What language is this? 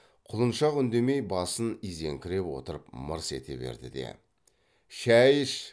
Kazakh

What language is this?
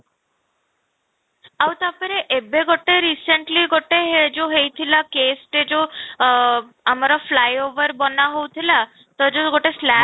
Odia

